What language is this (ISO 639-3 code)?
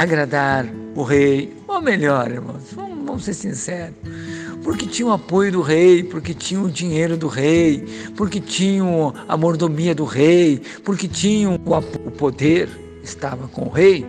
por